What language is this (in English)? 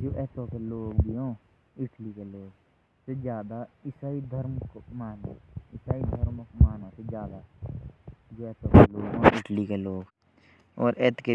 Jaunsari